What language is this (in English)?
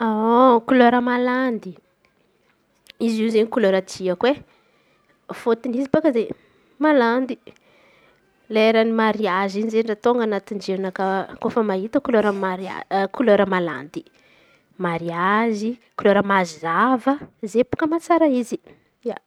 Antankarana Malagasy